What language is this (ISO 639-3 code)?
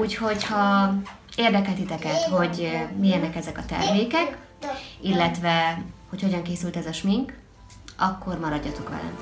hun